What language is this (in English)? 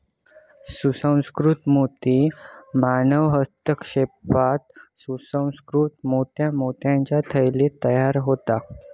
Marathi